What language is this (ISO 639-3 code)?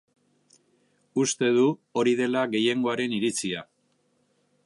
eus